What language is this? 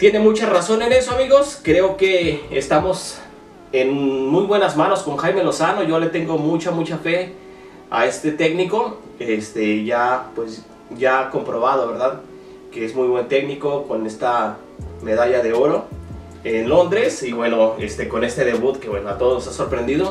Spanish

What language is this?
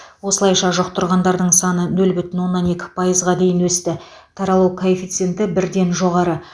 Kazakh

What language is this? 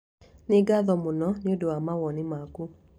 Kikuyu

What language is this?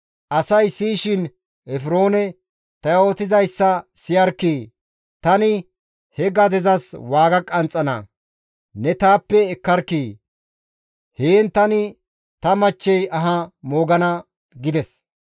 Gamo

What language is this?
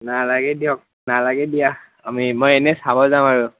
Assamese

